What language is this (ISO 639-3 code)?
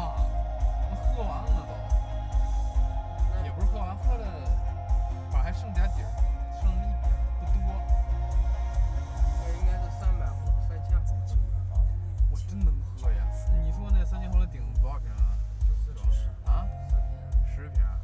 zho